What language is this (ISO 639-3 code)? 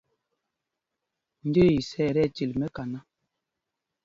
mgg